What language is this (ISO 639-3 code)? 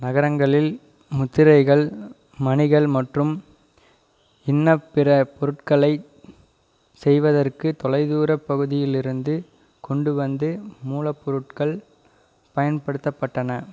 tam